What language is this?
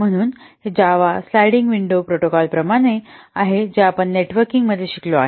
Marathi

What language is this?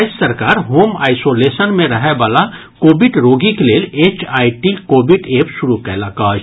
Maithili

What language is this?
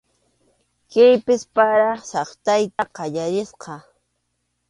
Arequipa-La Unión Quechua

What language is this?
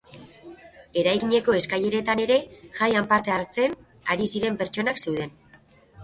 Basque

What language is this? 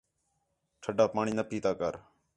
Khetrani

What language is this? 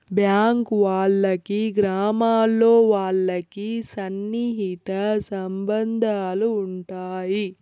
Telugu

